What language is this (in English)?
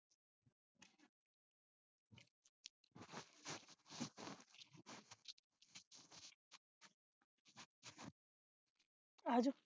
Punjabi